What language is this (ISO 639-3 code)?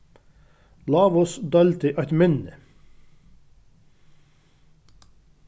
fao